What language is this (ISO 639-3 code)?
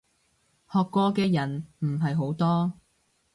yue